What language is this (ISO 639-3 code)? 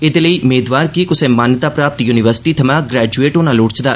doi